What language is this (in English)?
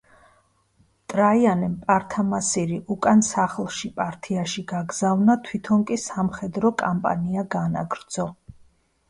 Georgian